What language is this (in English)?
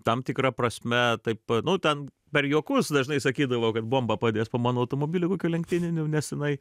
Lithuanian